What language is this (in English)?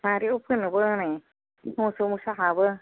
Bodo